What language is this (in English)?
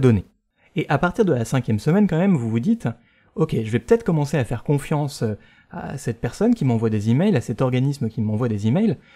French